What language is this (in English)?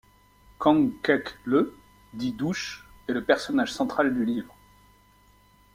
French